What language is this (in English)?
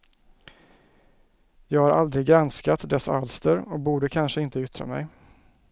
Swedish